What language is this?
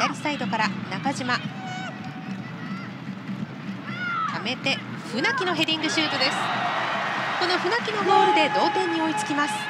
Japanese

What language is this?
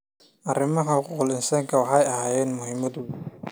Somali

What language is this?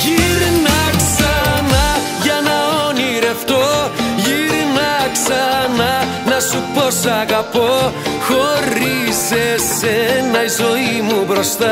Greek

